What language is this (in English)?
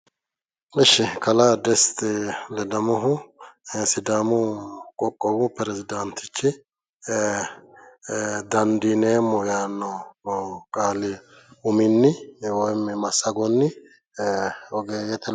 Sidamo